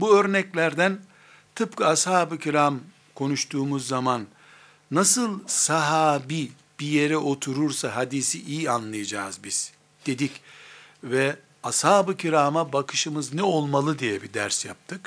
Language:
Turkish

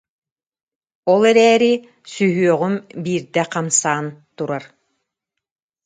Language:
Yakut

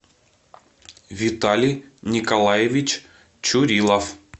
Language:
Russian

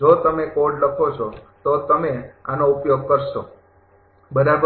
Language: Gujarati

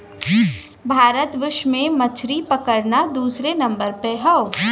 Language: Bhojpuri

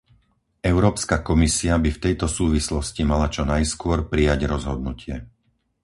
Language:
Slovak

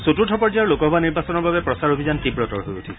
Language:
Assamese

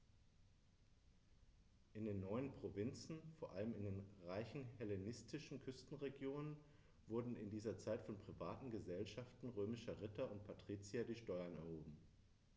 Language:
German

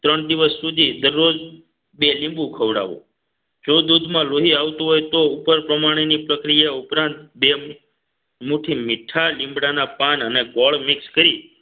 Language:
Gujarati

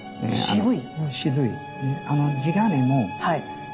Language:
Japanese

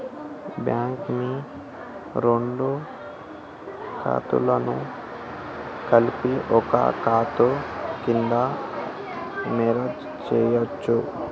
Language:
Telugu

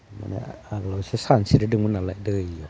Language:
Bodo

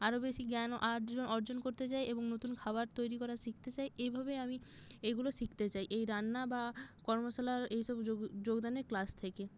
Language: Bangla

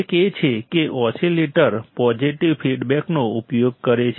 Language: Gujarati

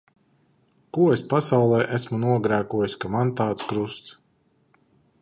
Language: Latvian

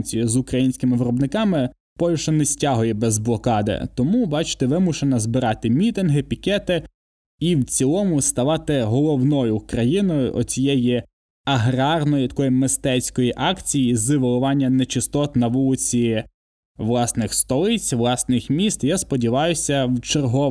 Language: Ukrainian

